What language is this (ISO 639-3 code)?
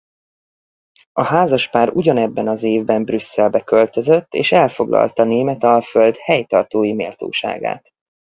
hun